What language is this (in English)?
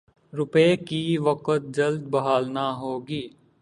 Urdu